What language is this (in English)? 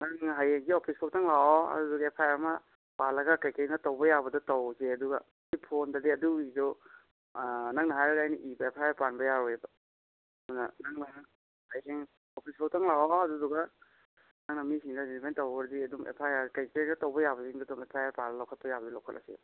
Manipuri